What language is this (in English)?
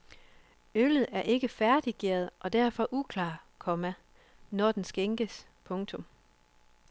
Danish